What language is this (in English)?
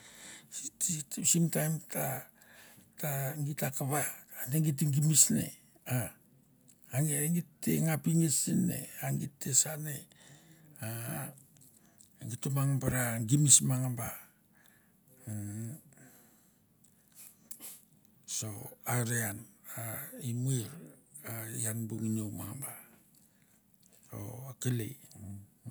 Mandara